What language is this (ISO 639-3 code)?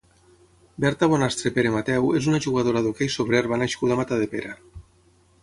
cat